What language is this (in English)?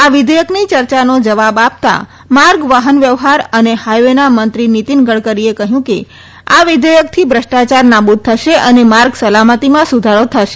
Gujarati